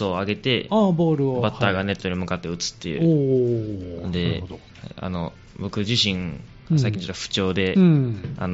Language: Japanese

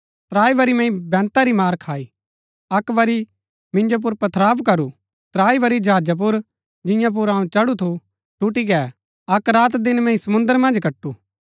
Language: Gaddi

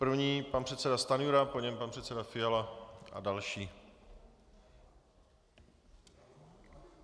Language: Czech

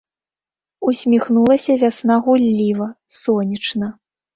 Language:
Belarusian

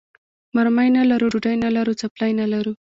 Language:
Pashto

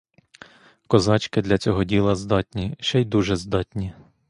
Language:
Ukrainian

